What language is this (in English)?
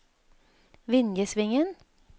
Norwegian